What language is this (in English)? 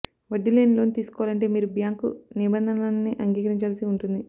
Telugu